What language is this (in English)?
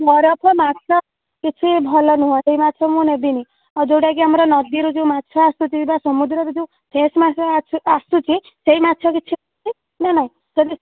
Odia